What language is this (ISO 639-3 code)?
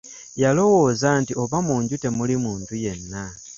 lug